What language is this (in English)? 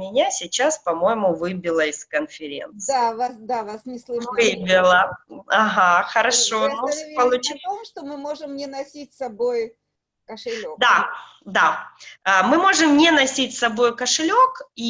Russian